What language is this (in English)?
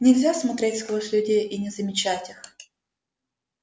Russian